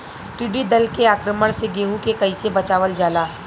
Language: Bhojpuri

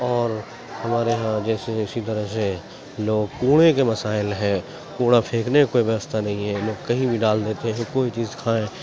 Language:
Urdu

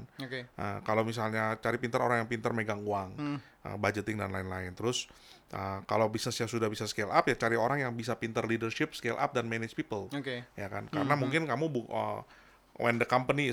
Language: Indonesian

